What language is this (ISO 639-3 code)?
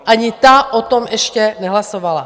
ces